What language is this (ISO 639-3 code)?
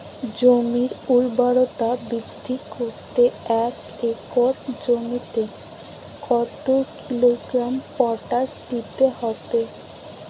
ben